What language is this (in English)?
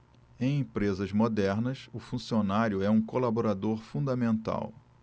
Portuguese